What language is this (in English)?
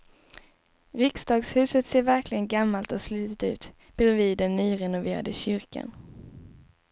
Swedish